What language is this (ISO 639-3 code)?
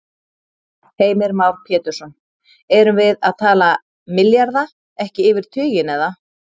isl